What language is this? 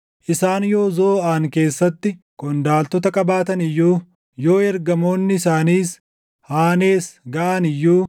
Oromo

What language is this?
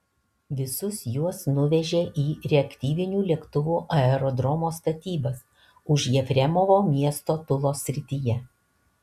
Lithuanian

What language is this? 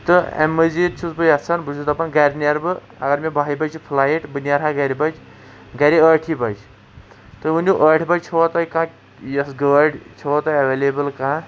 Kashmiri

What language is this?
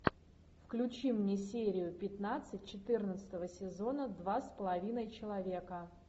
Russian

